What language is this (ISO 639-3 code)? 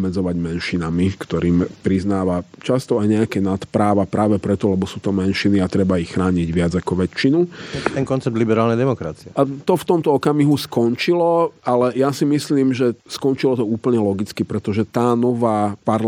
slk